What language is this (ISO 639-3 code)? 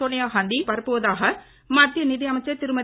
tam